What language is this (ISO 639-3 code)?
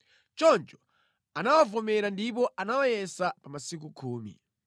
nya